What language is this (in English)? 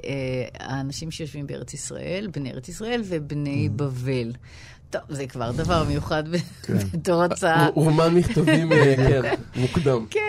Hebrew